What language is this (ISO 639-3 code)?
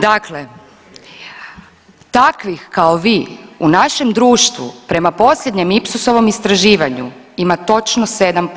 hrv